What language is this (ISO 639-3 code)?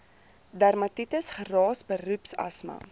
afr